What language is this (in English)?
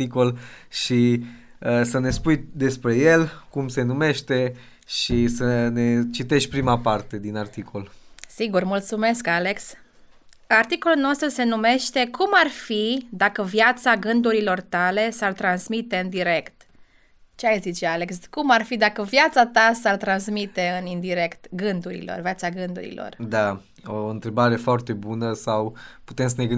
Romanian